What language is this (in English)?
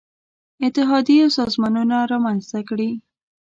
Pashto